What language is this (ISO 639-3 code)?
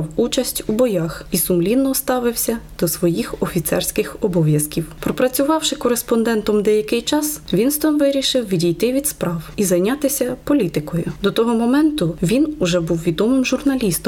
ukr